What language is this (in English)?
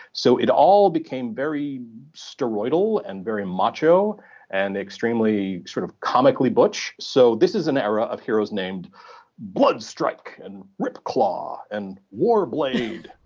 English